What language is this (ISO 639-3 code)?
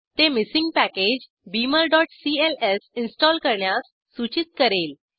mar